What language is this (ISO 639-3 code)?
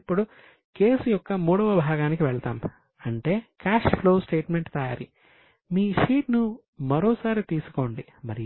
tel